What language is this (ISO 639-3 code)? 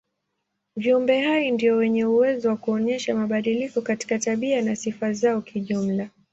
swa